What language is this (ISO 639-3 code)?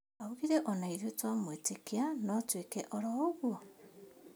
kik